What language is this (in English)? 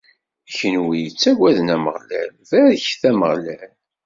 Kabyle